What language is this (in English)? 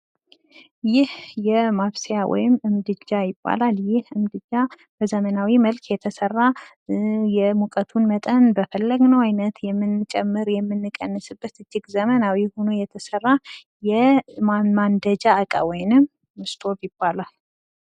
Amharic